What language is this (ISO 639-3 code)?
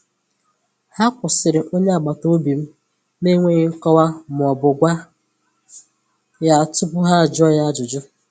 ibo